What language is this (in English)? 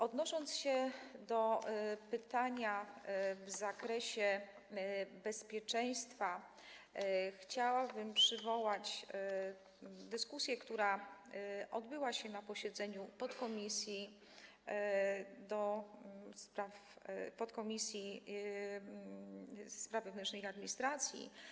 Polish